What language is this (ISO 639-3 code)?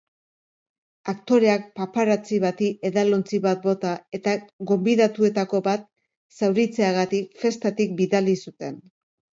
eus